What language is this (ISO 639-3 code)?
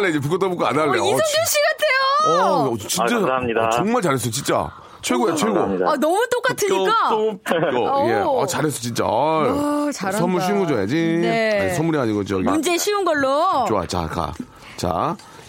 kor